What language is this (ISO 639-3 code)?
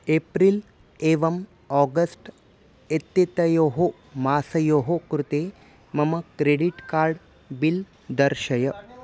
san